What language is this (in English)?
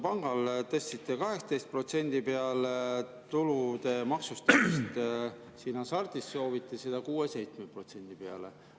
Estonian